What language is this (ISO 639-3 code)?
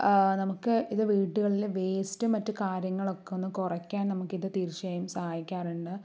mal